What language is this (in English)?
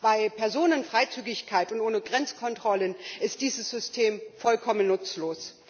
German